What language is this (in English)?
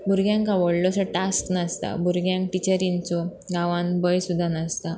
Konkani